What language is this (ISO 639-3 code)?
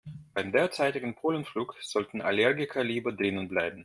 deu